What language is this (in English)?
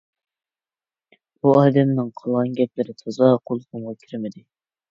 Uyghur